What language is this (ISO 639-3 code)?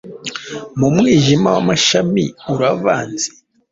kin